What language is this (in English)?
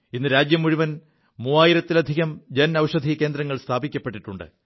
Malayalam